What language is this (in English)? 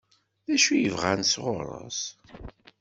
Kabyle